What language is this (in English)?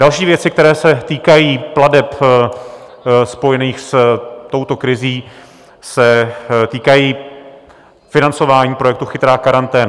Czech